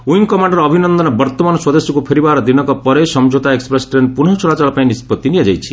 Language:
Odia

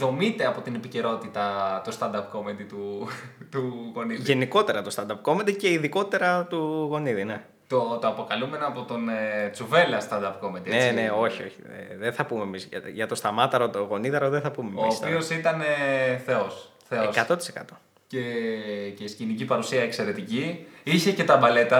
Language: Greek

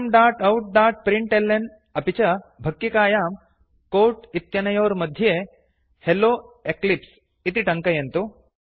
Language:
Sanskrit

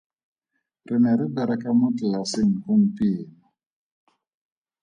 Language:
Tswana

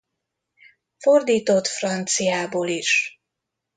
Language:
Hungarian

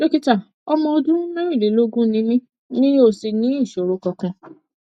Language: Yoruba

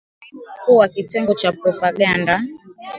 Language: Swahili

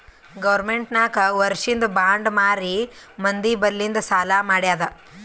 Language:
Kannada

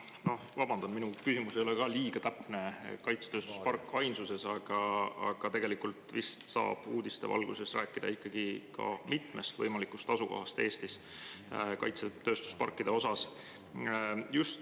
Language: Estonian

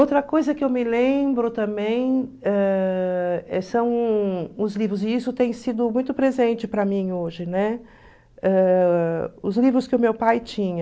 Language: Portuguese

